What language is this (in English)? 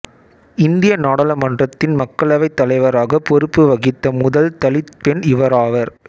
Tamil